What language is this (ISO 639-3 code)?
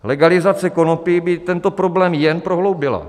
ces